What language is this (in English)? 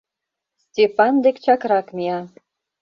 Mari